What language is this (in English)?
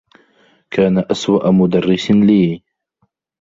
Arabic